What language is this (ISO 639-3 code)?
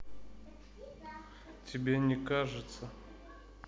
rus